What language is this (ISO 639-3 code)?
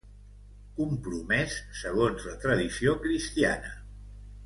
cat